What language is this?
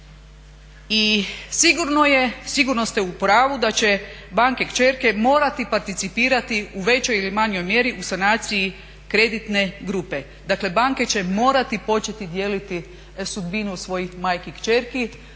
Croatian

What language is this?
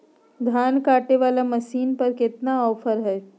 Magahi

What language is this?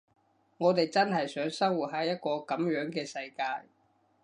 Cantonese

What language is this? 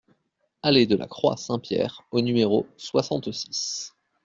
French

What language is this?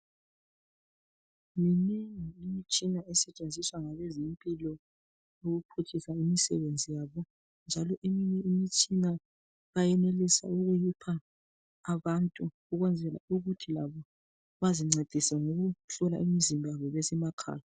North Ndebele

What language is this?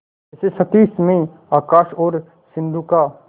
Hindi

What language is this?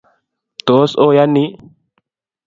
Kalenjin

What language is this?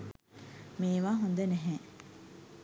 Sinhala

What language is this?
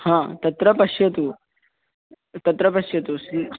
Sanskrit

